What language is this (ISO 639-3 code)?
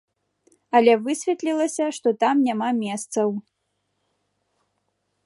bel